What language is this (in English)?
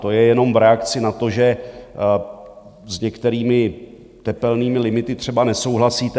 Czech